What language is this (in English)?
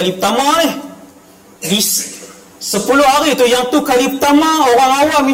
Malay